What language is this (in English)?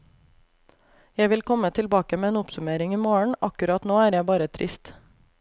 Norwegian